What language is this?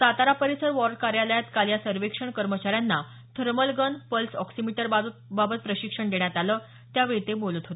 Marathi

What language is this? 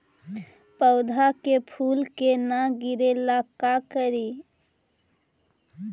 Magahi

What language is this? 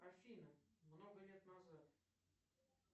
Russian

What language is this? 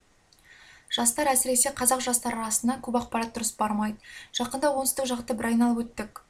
Kazakh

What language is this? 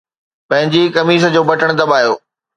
Sindhi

